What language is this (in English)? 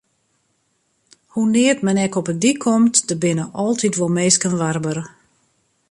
Western Frisian